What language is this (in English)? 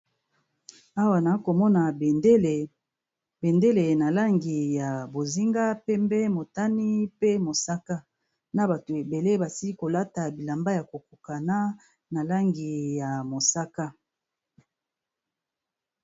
Lingala